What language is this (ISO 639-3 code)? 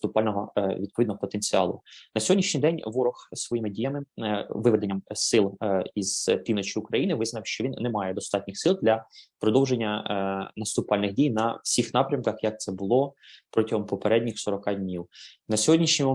ukr